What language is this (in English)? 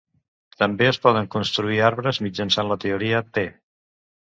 Catalan